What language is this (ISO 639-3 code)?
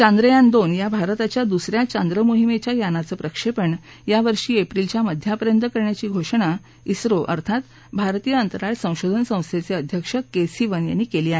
mar